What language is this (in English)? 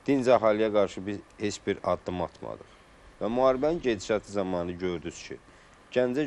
Turkish